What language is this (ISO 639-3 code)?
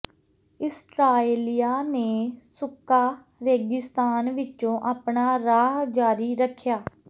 pan